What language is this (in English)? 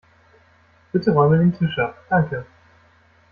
German